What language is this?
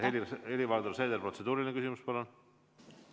Estonian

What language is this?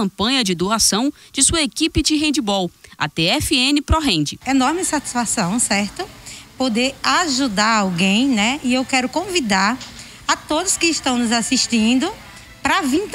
Portuguese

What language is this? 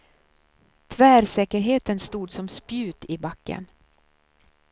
Swedish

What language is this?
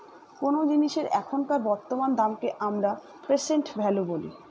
Bangla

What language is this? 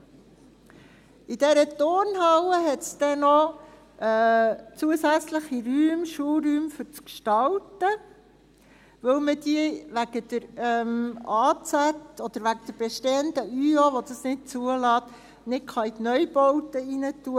Swiss German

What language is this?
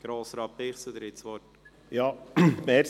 Swiss German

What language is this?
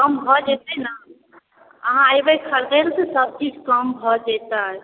Maithili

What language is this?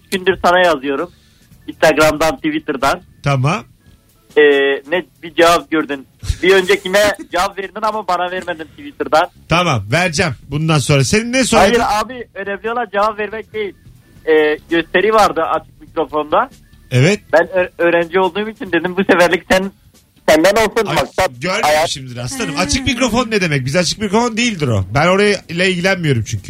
Turkish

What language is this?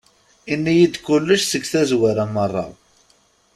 Kabyle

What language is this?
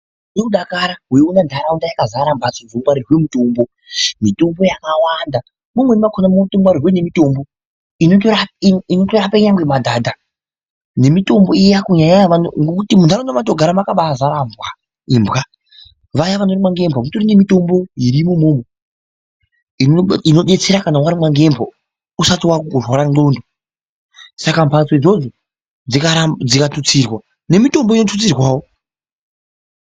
Ndau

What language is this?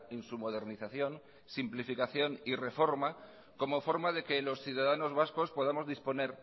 Spanish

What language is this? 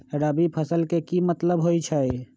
Magahi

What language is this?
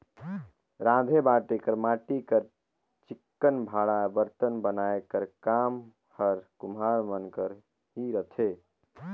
Chhattisgarhi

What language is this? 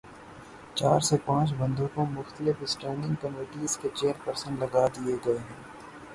Urdu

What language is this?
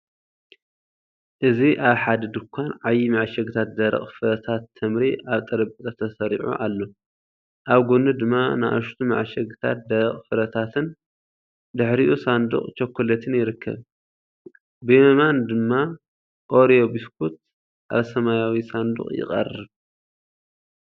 Tigrinya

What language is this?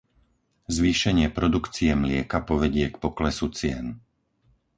Slovak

